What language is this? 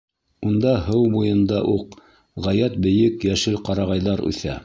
Bashkir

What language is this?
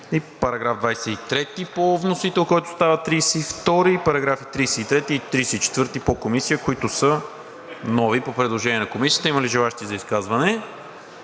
Bulgarian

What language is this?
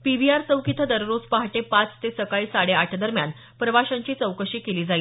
Marathi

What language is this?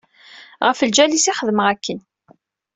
Kabyle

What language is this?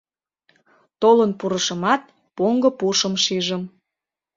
Mari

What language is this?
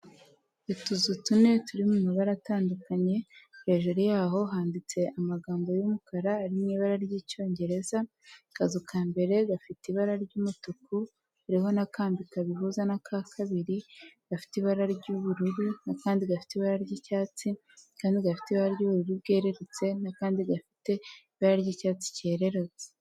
Kinyarwanda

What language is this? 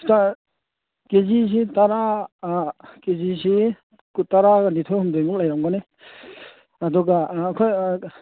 Manipuri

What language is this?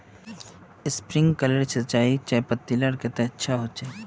Magahi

